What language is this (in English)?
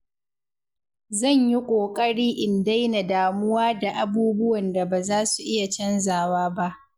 Hausa